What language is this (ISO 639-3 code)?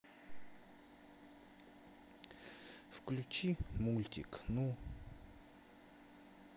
rus